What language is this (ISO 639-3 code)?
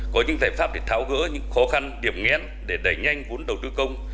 vie